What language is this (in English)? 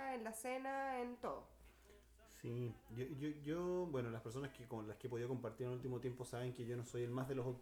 Spanish